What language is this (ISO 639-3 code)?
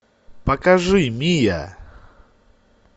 rus